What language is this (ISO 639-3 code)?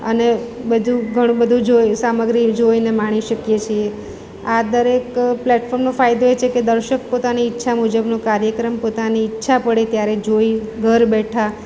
guj